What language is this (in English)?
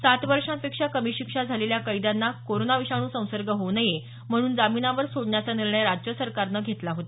Marathi